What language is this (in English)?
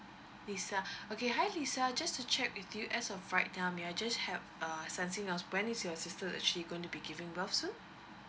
English